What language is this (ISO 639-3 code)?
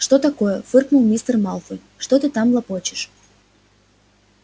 rus